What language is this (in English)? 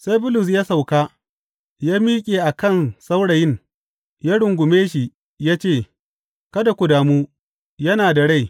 Hausa